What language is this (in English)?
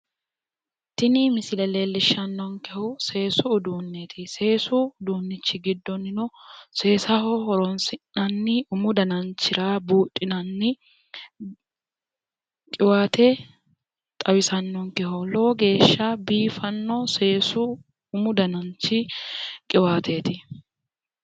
Sidamo